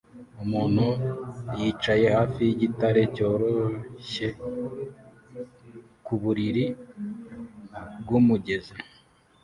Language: Kinyarwanda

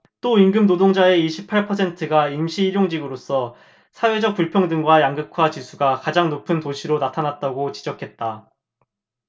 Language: Korean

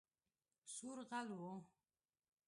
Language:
Pashto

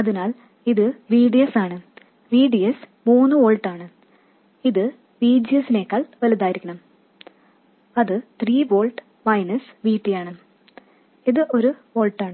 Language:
Malayalam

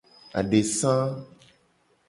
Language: Gen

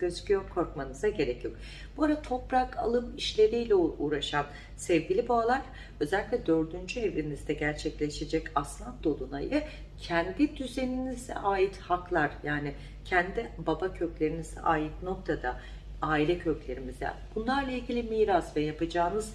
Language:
Turkish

